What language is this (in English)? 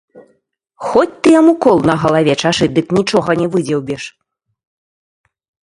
Belarusian